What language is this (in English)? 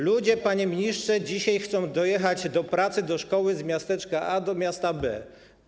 Polish